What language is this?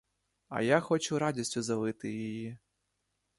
Ukrainian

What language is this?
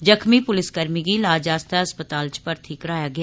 Dogri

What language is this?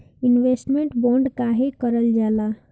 Bhojpuri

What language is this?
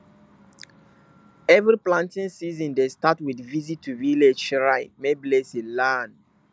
Nigerian Pidgin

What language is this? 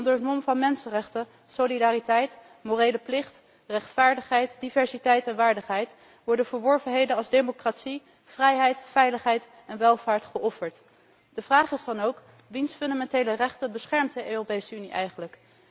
Dutch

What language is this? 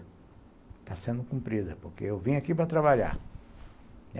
Portuguese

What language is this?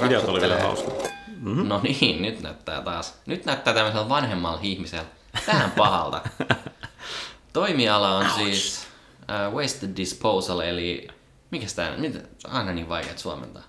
Finnish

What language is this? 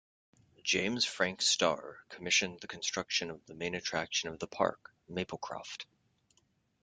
English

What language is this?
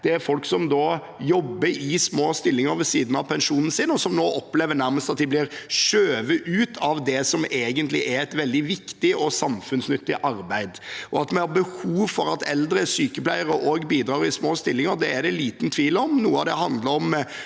Norwegian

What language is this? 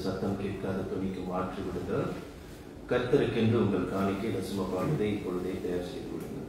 Tamil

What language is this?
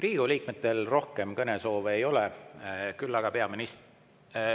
Estonian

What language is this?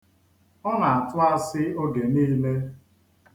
Igbo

